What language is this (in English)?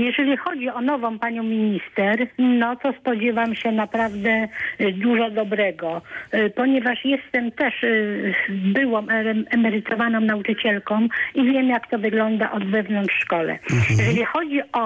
Polish